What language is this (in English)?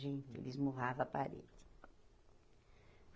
Portuguese